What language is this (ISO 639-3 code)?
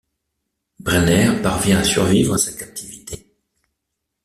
fra